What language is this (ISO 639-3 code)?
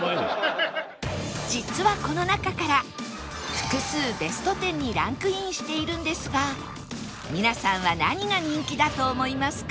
jpn